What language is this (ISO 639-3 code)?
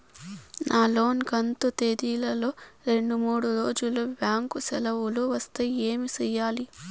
tel